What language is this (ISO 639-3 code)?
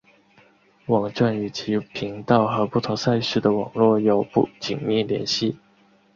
zho